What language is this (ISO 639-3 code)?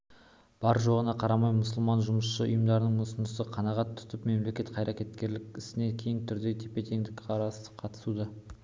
kaz